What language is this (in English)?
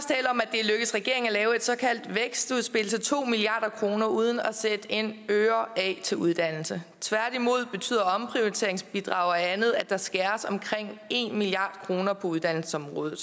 Danish